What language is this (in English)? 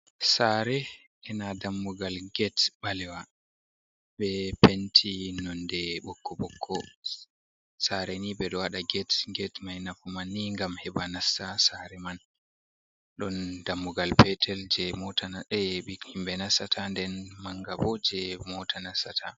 Fula